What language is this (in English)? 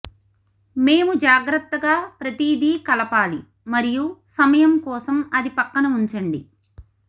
Telugu